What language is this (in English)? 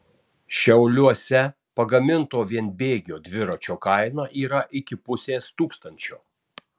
Lithuanian